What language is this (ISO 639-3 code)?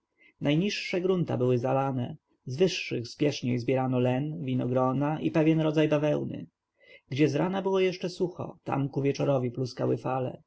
pol